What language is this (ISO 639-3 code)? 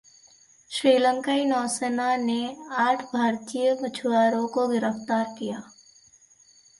hin